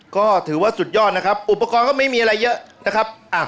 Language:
Thai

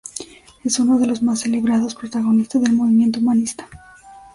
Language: Spanish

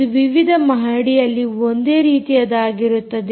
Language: Kannada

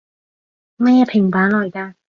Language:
Cantonese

